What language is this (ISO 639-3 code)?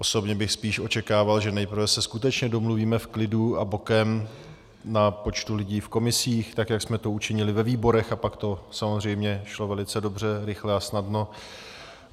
ces